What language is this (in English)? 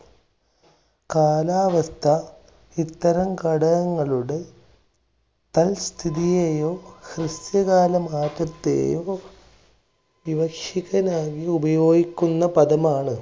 Malayalam